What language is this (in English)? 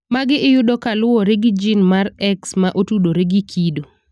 Luo (Kenya and Tanzania)